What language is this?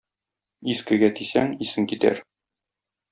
Tatar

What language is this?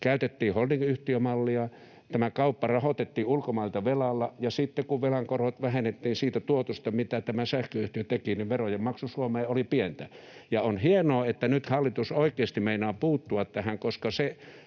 Finnish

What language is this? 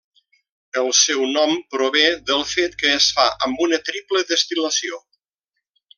Catalan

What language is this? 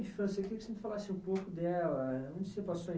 Portuguese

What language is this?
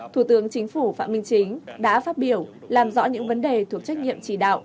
Vietnamese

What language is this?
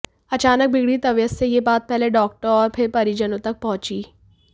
Hindi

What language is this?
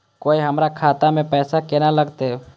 Maithili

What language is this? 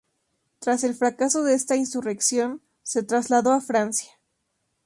Spanish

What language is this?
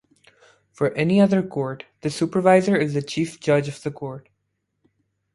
English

